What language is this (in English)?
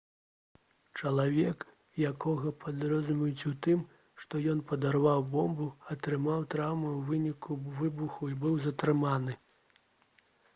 Belarusian